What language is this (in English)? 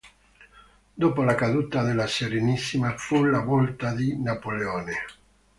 Italian